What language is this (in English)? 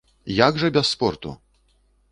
Belarusian